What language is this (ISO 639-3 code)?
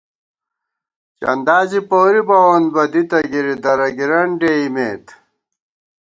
gwt